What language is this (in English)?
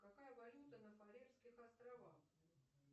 Russian